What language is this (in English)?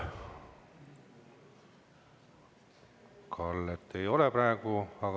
Estonian